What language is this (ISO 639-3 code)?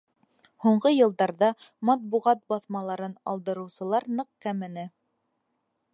bak